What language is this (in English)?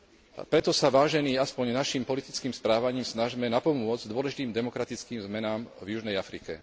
Slovak